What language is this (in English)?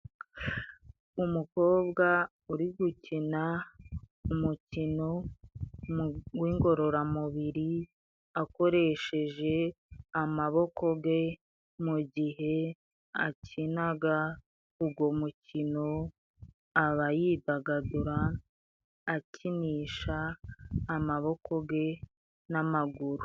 Kinyarwanda